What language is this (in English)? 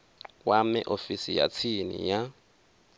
Venda